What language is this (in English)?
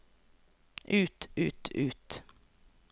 Norwegian